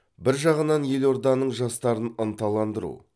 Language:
Kazakh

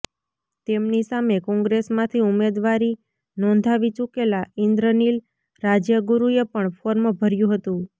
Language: Gujarati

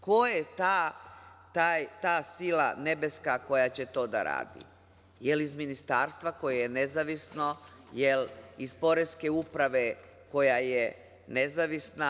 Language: Serbian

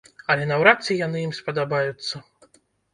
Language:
Belarusian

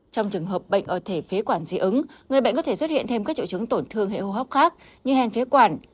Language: Vietnamese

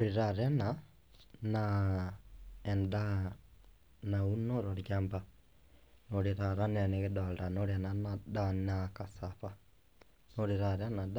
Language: Masai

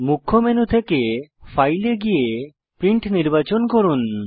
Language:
Bangla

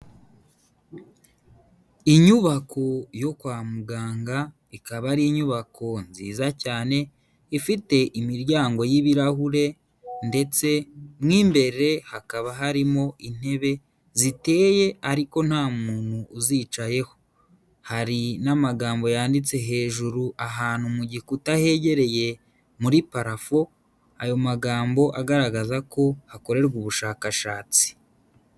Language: Kinyarwanda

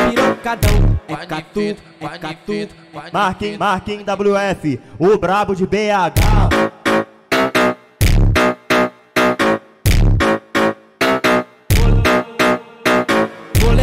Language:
Portuguese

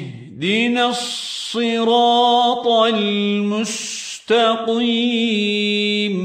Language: Arabic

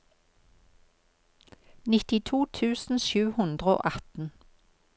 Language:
Norwegian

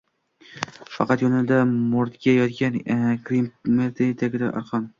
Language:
Uzbek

